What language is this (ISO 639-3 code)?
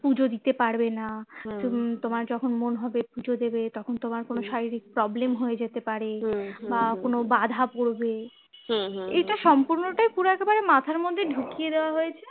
ben